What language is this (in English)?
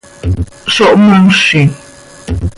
Seri